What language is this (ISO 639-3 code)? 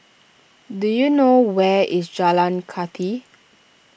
eng